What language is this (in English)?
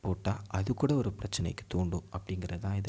Tamil